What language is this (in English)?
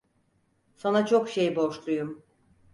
Turkish